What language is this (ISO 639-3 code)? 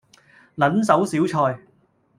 yue